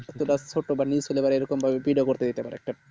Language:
Bangla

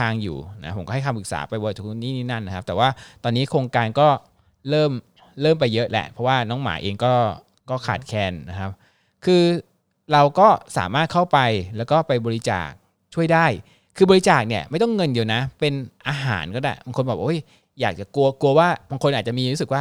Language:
Thai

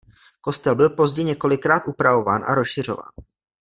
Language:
Czech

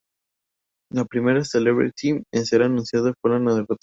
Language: Spanish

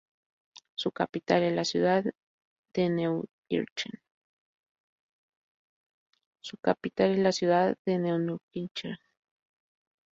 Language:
Spanish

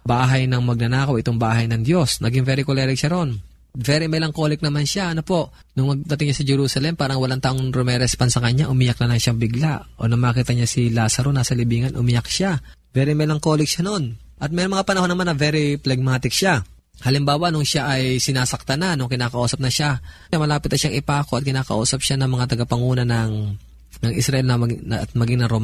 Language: Filipino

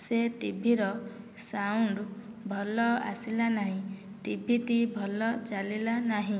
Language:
Odia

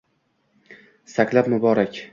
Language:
Uzbek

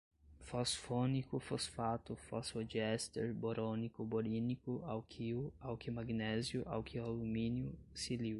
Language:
Portuguese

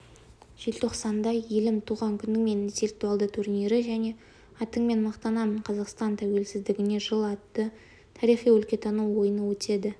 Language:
Kazakh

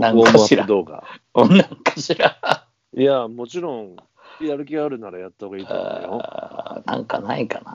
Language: Japanese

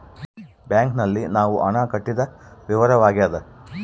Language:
Kannada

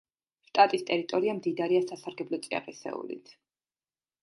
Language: Georgian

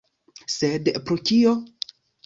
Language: Esperanto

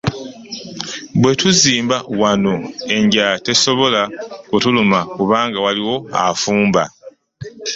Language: Ganda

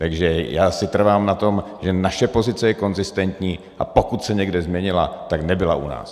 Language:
Czech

